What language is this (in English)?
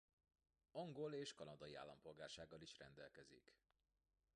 Hungarian